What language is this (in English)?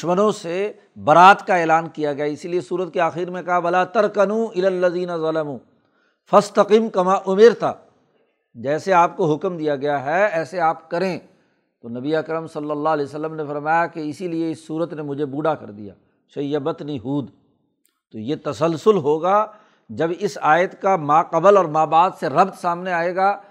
Urdu